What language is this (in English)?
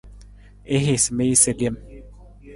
Nawdm